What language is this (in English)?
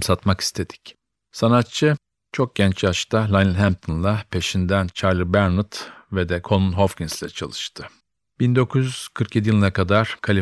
Turkish